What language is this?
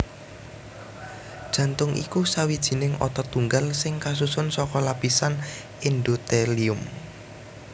Javanese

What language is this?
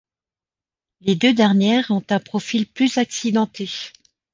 French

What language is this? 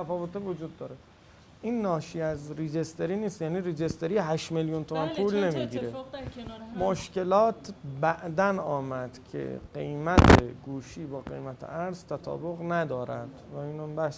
Persian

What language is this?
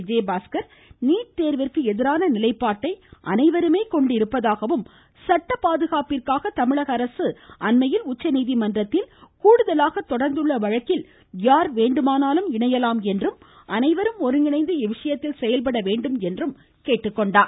Tamil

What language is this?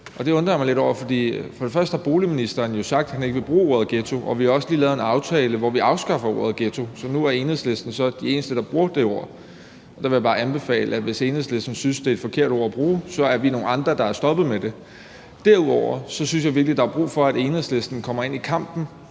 Danish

